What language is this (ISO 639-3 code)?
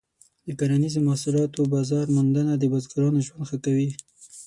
pus